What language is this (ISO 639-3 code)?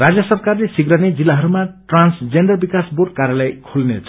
nep